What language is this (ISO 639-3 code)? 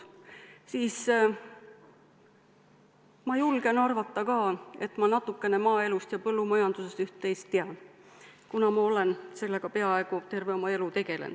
est